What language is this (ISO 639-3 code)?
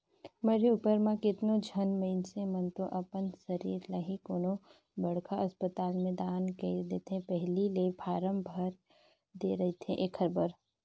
hne